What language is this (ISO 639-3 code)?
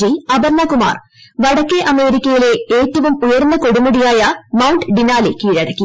mal